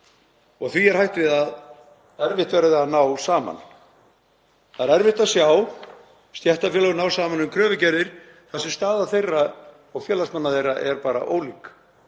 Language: Icelandic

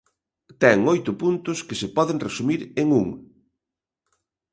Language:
Galician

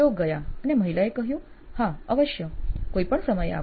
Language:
Gujarati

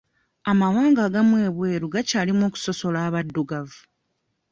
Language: Ganda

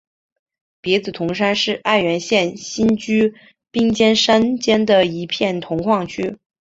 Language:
Chinese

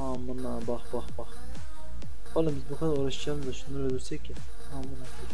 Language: Turkish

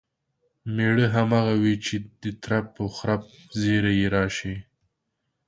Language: Pashto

